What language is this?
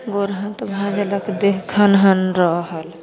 Maithili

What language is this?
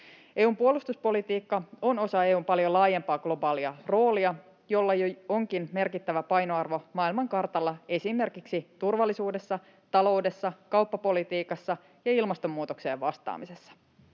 Finnish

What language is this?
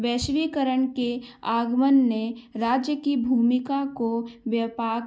Hindi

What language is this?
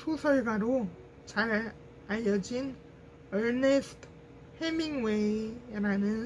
Korean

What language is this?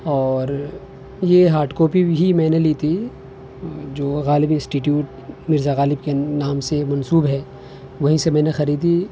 Urdu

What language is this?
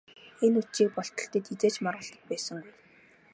Mongolian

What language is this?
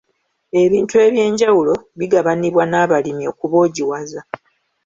Ganda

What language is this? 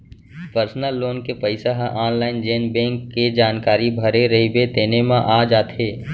Chhattisgarhi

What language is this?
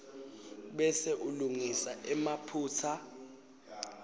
Swati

